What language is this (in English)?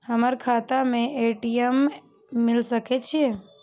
Maithili